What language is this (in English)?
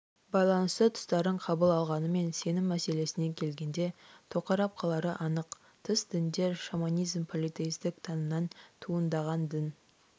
Kazakh